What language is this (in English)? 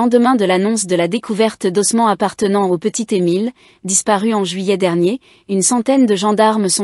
French